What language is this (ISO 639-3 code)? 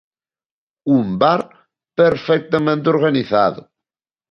glg